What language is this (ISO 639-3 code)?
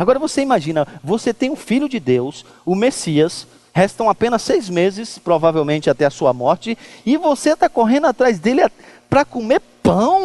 por